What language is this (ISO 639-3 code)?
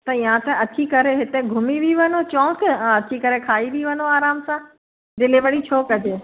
snd